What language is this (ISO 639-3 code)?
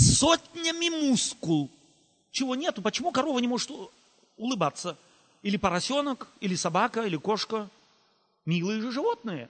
rus